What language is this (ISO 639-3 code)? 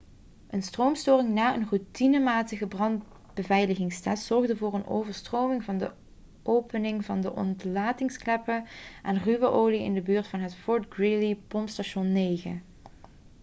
nld